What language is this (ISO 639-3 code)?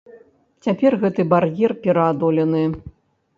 bel